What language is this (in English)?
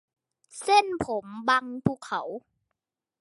Thai